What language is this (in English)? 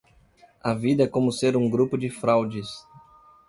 Portuguese